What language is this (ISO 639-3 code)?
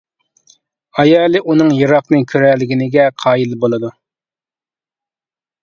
uig